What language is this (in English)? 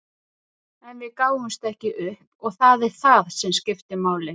Icelandic